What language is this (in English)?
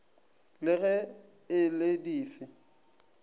Northern Sotho